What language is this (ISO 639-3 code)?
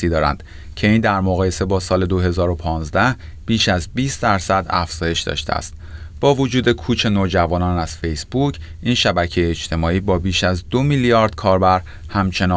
fas